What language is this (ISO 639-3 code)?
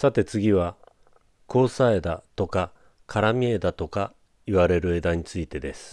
jpn